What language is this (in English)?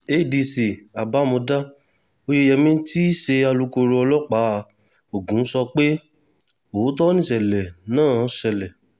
Yoruba